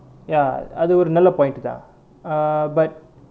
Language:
English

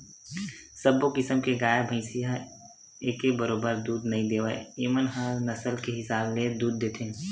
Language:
Chhattisgarhi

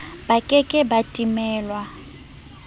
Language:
Southern Sotho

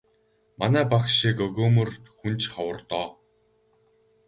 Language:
Mongolian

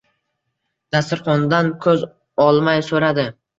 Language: Uzbek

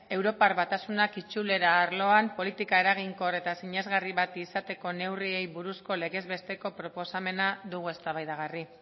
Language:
Basque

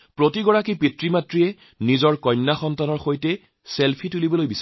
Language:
Assamese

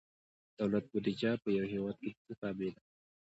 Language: Pashto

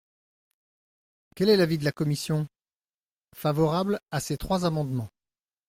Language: French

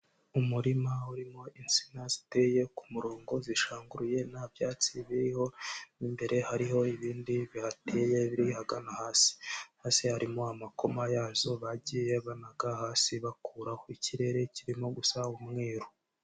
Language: Kinyarwanda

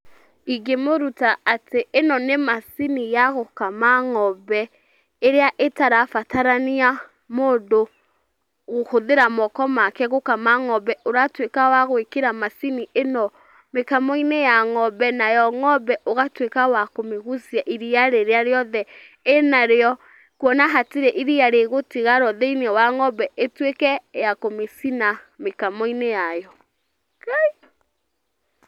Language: Kikuyu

